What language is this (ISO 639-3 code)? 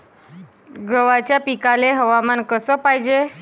mar